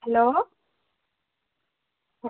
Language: Bangla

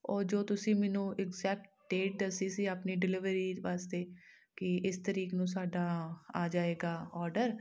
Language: Punjabi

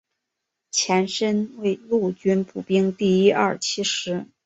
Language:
Chinese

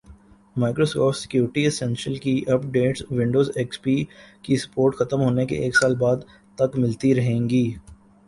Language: Urdu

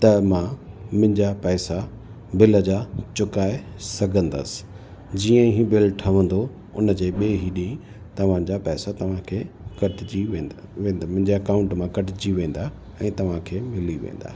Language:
Sindhi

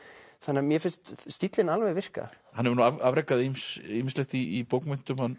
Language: Icelandic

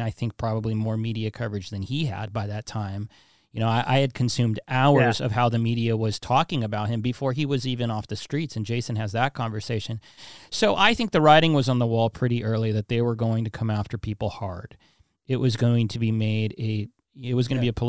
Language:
English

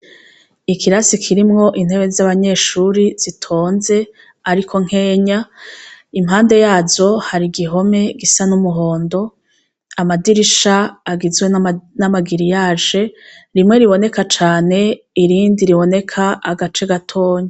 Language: Rundi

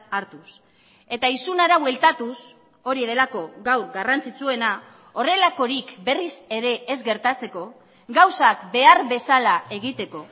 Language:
Basque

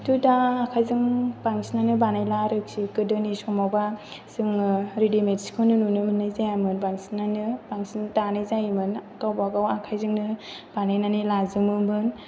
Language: Bodo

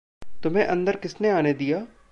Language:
Hindi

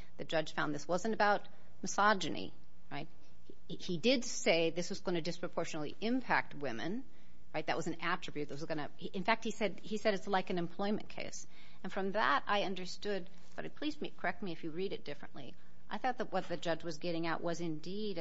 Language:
English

